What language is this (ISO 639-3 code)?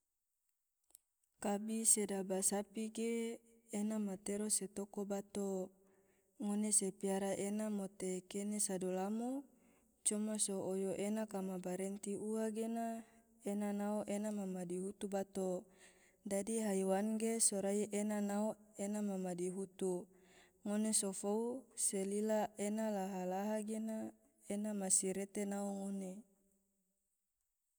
tvo